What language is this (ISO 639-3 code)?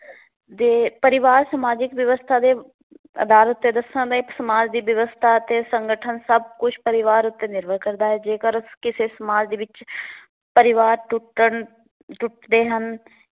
pan